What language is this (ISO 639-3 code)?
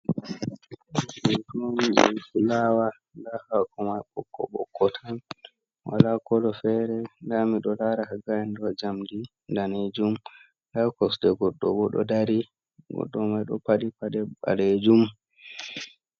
ful